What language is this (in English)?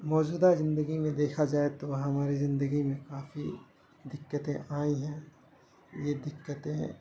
Urdu